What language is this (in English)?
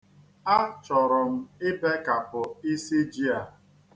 Igbo